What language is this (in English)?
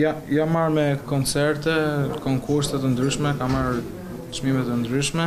Romanian